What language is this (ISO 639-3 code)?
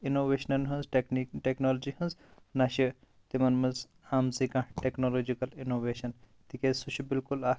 kas